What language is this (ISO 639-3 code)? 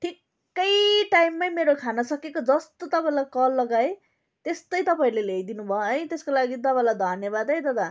nep